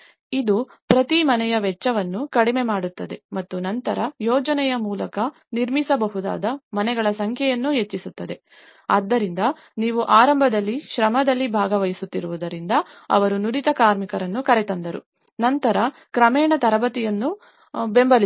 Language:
Kannada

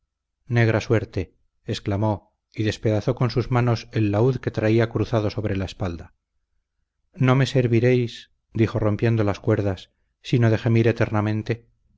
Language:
Spanish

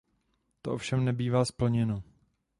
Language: Czech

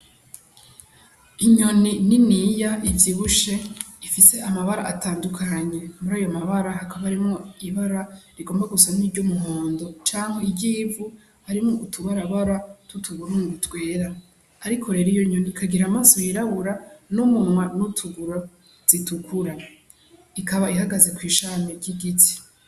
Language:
Rundi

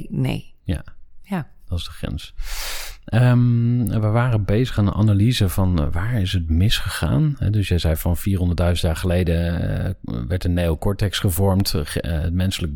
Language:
Dutch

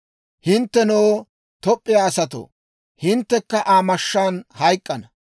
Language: Dawro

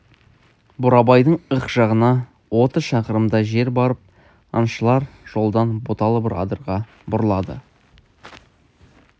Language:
Kazakh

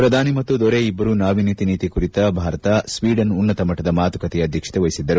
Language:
Kannada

